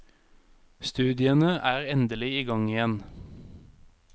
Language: Norwegian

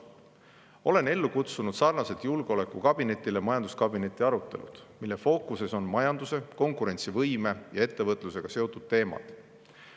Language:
Estonian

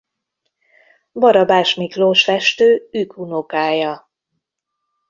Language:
Hungarian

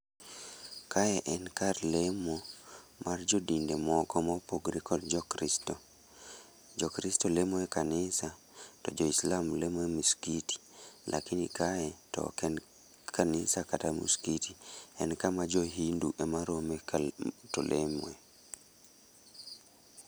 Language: Luo (Kenya and Tanzania)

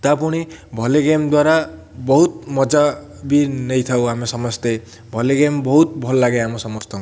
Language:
Odia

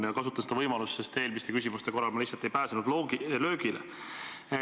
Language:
Estonian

